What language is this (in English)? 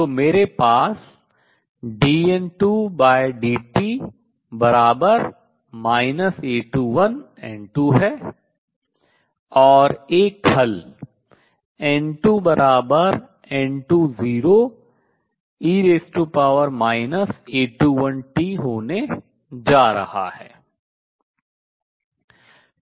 Hindi